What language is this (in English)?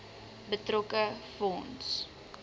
Afrikaans